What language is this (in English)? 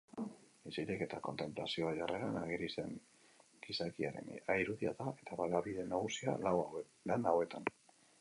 Basque